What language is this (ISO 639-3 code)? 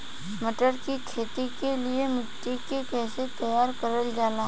bho